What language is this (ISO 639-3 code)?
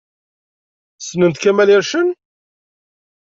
kab